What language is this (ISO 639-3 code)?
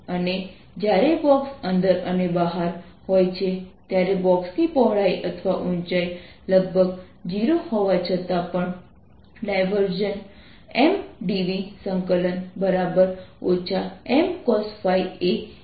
guj